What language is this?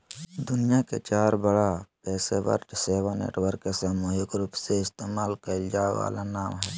Magahi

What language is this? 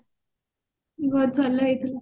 Odia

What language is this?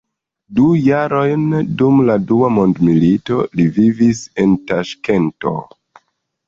Esperanto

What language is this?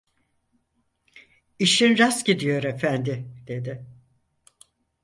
Turkish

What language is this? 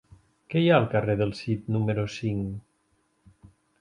Catalan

